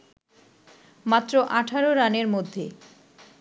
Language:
Bangla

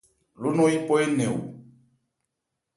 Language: Ebrié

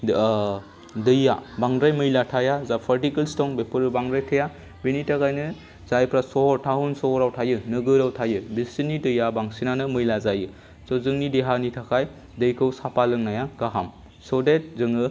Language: Bodo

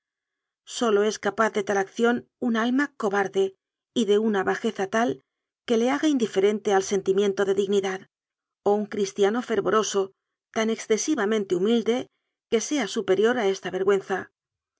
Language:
Spanish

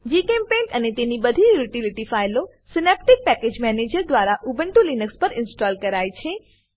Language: Gujarati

